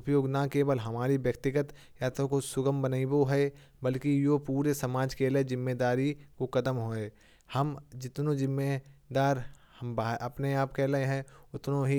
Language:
Kanauji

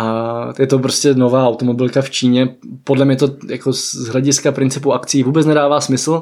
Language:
Czech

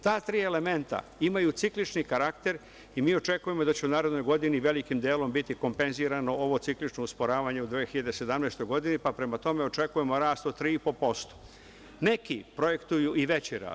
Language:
Serbian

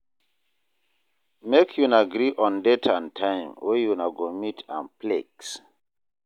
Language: Nigerian Pidgin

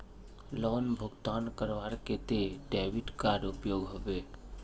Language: Magahi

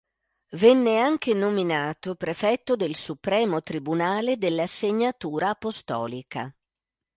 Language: Italian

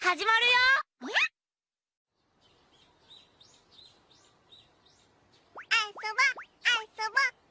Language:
Japanese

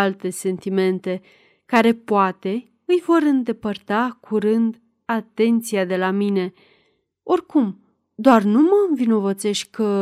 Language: Romanian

